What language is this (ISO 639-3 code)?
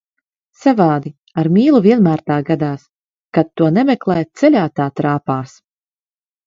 lav